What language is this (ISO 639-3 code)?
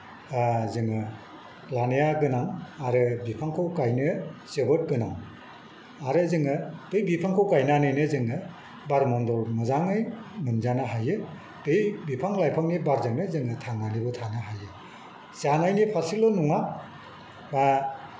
brx